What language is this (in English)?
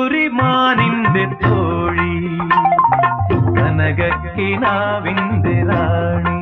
Malayalam